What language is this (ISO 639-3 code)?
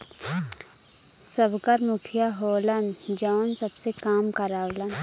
bho